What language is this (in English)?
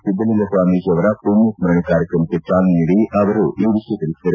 Kannada